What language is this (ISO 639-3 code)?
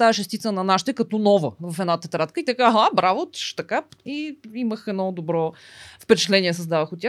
bul